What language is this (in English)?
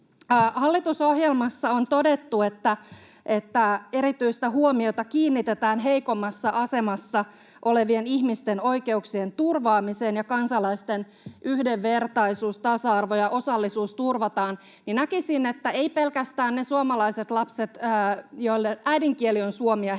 Finnish